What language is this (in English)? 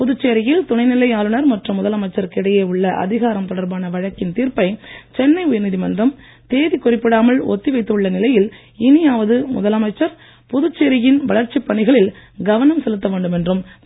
Tamil